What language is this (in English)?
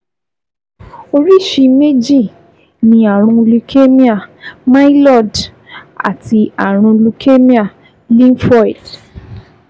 Yoruba